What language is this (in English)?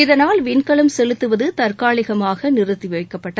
Tamil